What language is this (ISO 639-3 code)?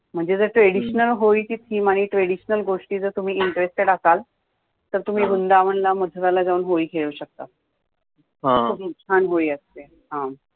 mar